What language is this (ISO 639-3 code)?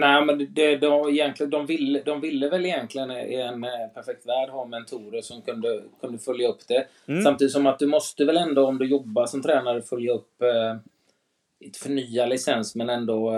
swe